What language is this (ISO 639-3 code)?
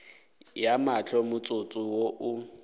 nso